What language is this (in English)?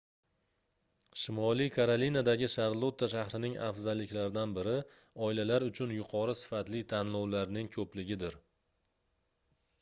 Uzbek